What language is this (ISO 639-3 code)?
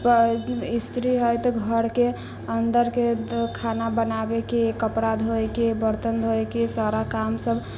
mai